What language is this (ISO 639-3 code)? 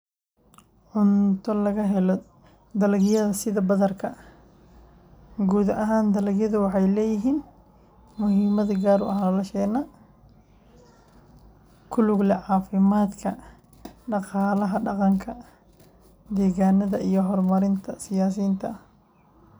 som